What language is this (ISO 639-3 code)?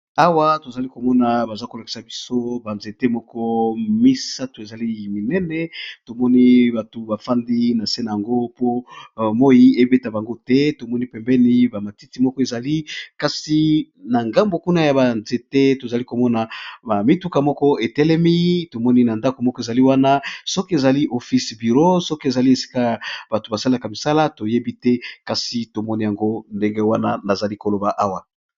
lin